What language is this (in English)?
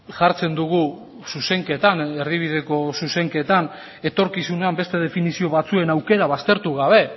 Basque